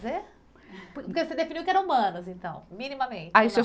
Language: Portuguese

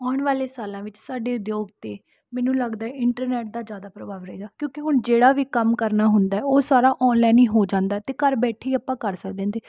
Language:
Punjabi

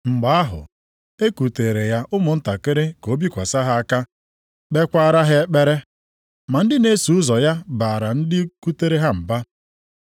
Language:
Igbo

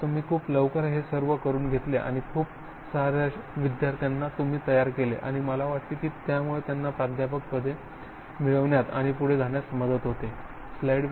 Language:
Marathi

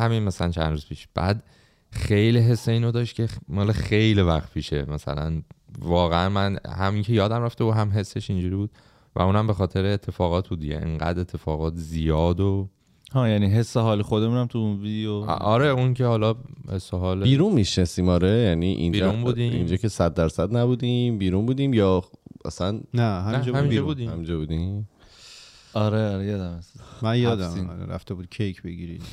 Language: Persian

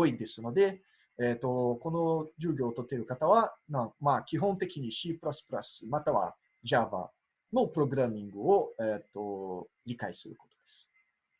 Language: Japanese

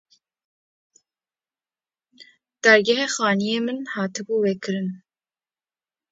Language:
Kurdish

